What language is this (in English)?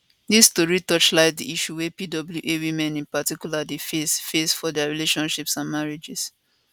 Nigerian Pidgin